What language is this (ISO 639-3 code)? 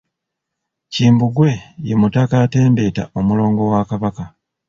lug